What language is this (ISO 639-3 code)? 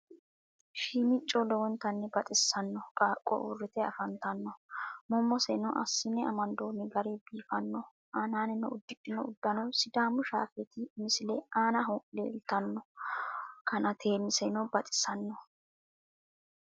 sid